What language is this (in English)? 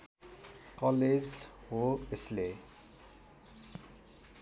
Nepali